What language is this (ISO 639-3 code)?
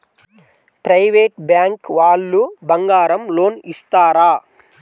tel